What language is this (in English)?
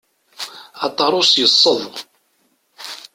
Kabyle